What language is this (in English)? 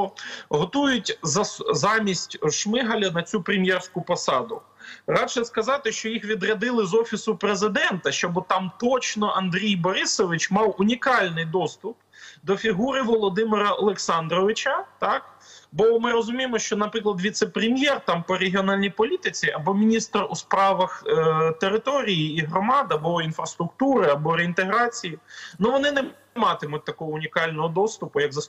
Ukrainian